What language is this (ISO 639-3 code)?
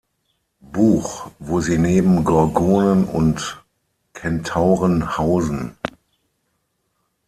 deu